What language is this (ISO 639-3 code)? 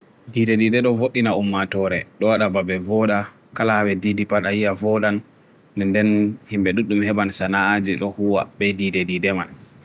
fui